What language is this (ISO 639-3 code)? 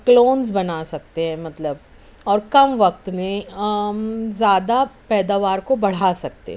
urd